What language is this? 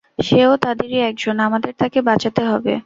Bangla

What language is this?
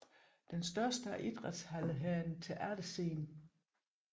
Danish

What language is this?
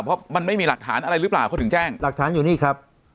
Thai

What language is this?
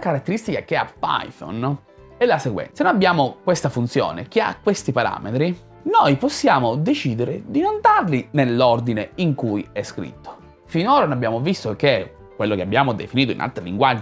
Italian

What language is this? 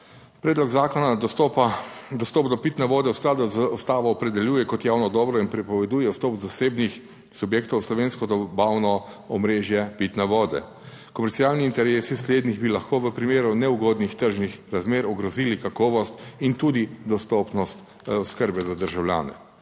Slovenian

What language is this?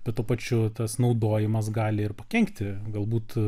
Lithuanian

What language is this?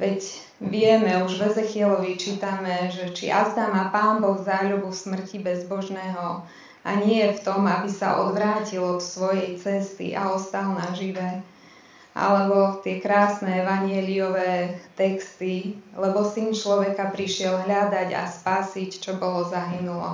Slovak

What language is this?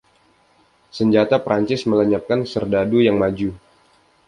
Indonesian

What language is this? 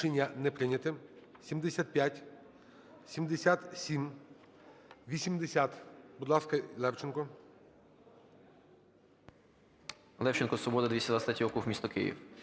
Ukrainian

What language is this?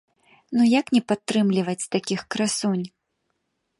Belarusian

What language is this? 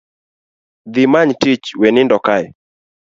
Luo (Kenya and Tanzania)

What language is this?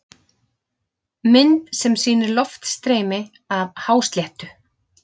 Icelandic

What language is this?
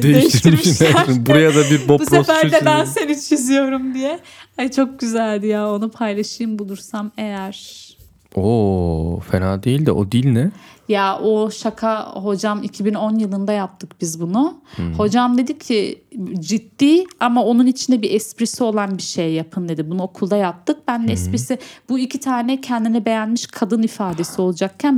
Turkish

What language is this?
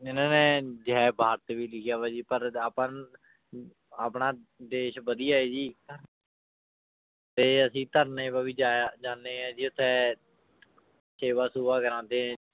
Punjabi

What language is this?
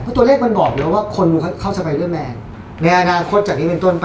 Thai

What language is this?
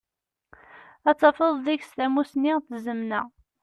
Kabyle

